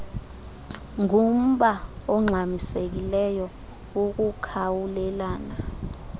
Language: Xhosa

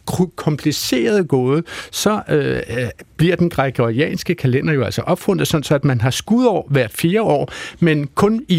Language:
Danish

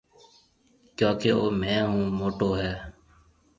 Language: Marwari (Pakistan)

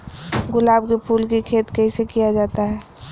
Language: Magahi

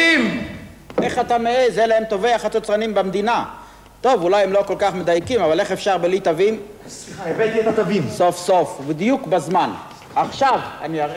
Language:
Hebrew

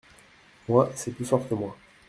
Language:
French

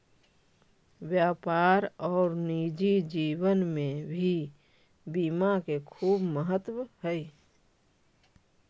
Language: Magahi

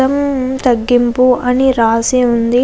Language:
Telugu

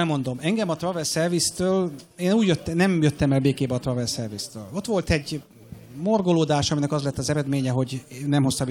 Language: Hungarian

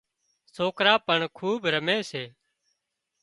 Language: Wadiyara Koli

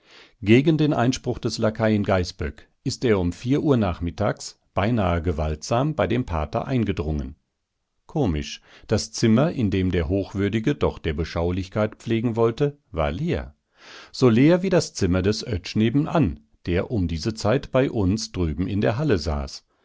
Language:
German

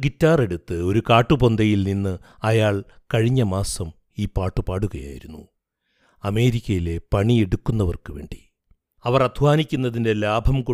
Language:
Malayalam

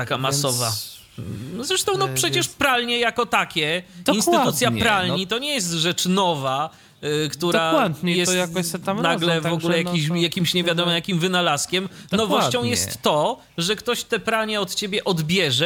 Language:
Polish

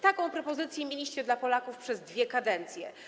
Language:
Polish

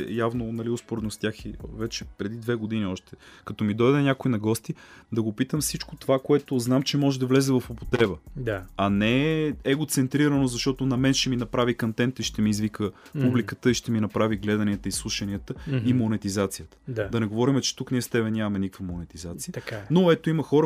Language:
Bulgarian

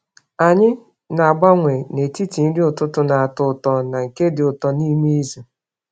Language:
Igbo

